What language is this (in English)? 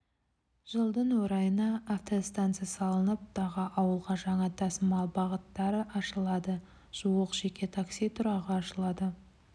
Kazakh